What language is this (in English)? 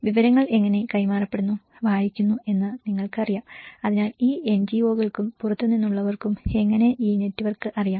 Malayalam